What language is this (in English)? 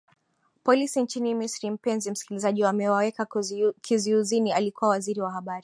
Swahili